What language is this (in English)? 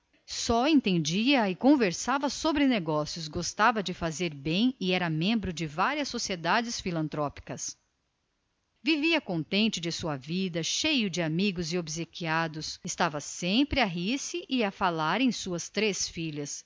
Portuguese